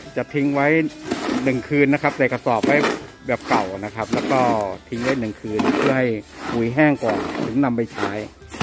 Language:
Thai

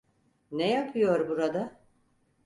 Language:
Turkish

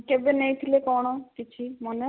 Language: Odia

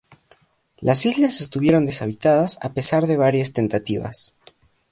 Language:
Spanish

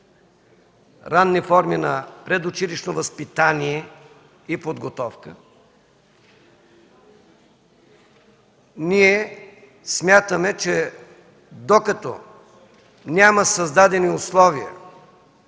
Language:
Bulgarian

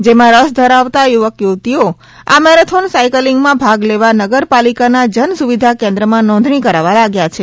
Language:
Gujarati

